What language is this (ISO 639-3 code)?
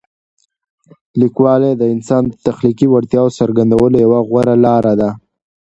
pus